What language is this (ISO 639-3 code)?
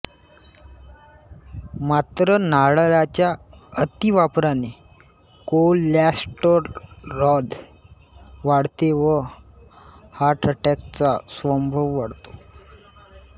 mar